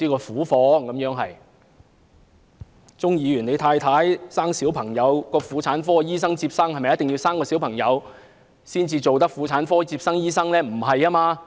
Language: Cantonese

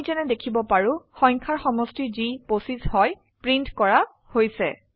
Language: Assamese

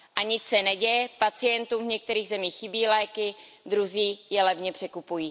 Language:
Czech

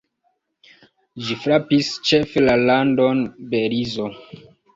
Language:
Esperanto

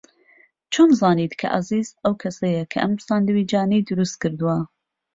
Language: Central Kurdish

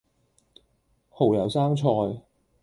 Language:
Cantonese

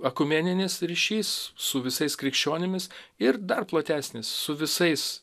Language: Lithuanian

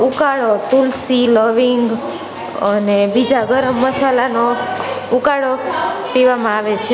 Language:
Gujarati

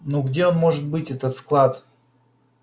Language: Russian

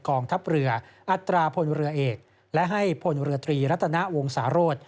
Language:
Thai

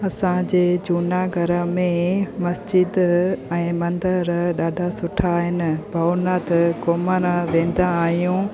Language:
Sindhi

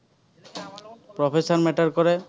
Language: Assamese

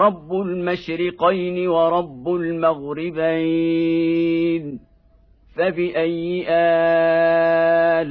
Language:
Arabic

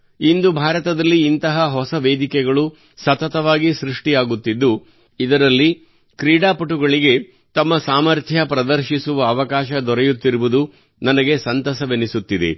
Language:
Kannada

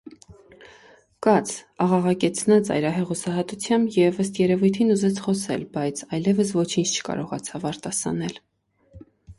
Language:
Armenian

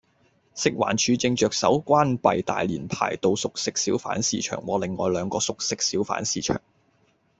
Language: Cantonese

